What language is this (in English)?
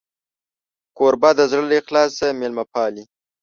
Pashto